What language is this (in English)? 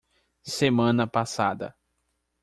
Portuguese